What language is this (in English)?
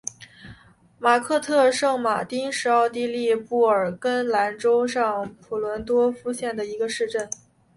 Chinese